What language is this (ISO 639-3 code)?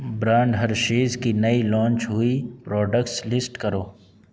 urd